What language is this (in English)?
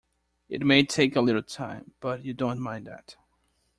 English